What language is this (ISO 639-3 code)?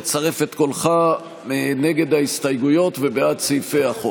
heb